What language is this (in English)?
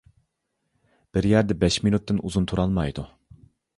Uyghur